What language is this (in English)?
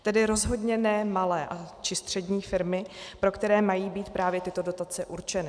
Czech